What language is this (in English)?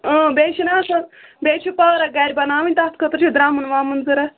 Kashmiri